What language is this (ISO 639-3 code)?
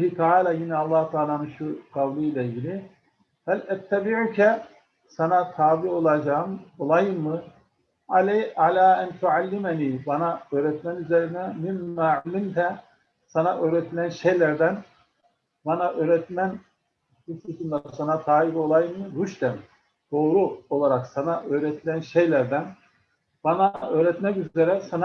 tur